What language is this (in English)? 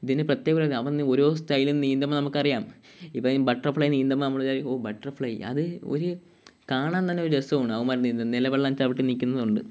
Malayalam